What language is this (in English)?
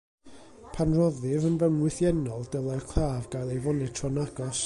Welsh